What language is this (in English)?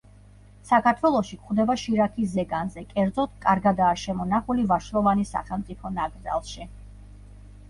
Georgian